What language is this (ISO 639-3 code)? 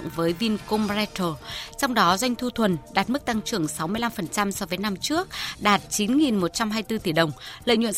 vie